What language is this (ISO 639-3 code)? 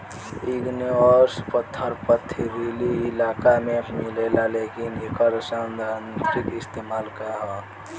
bho